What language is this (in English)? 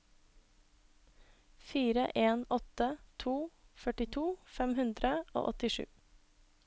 Norwegian